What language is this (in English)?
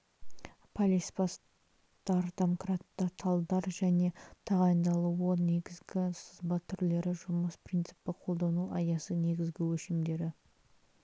Kazakh